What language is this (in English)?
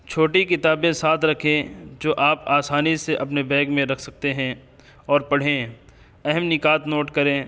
Urdu